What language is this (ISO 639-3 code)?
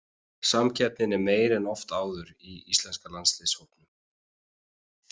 isl